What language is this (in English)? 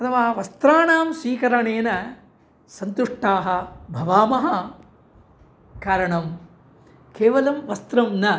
Sanskrit